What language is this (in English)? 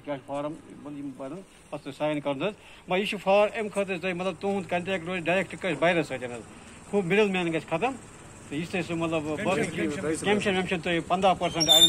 Romanian